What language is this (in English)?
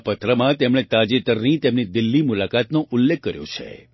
Gujarati